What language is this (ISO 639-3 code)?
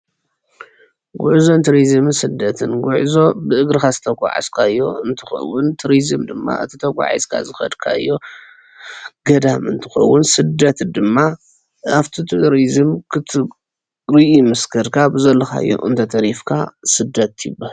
tir